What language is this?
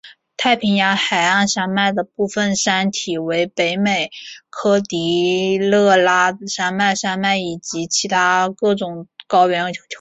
Chinese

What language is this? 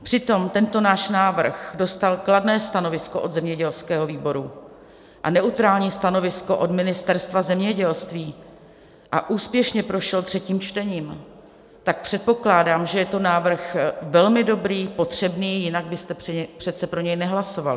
Czech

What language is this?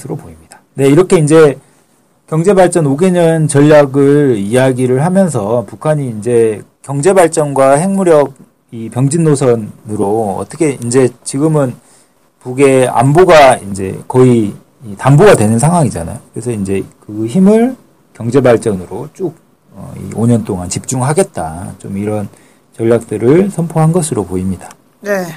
Korean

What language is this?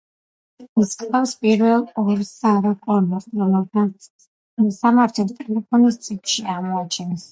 Georgian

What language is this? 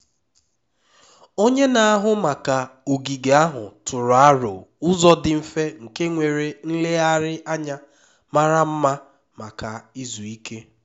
Igbo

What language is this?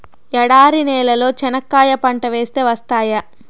Telugu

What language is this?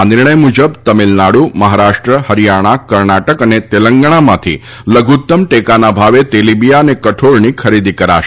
Gujarati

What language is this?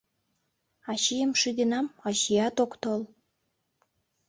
Mari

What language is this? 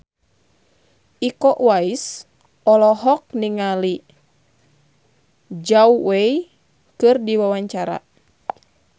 Sundanese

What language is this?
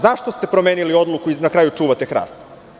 Serbian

